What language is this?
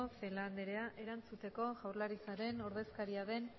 Basque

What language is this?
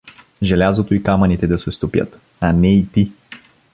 Bulgarian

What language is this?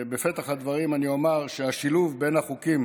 Hebrew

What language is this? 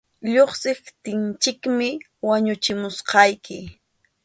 Arequipa-La Unión Quechua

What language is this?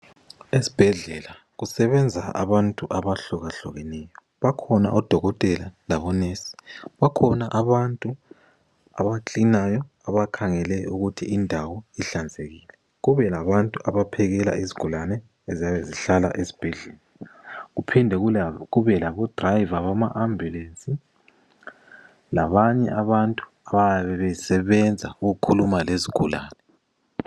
North Ndebele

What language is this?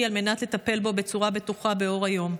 Hebrew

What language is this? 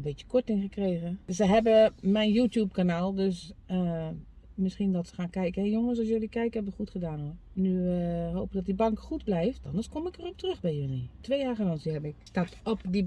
Dutch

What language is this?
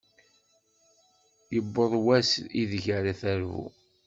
Kabyle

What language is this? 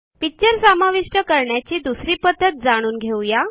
Marathi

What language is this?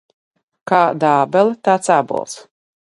Latvian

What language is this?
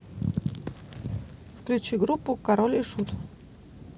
Russian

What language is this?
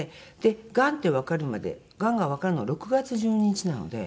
Japanese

